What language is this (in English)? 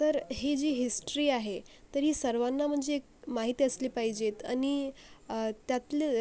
Marathi